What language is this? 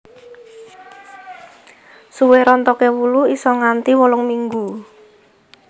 Javanese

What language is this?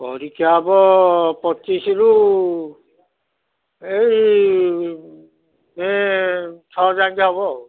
Odia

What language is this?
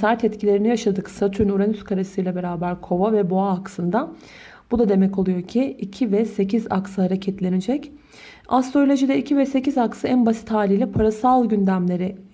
Turkish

